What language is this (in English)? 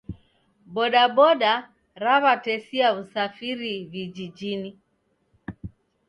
Taita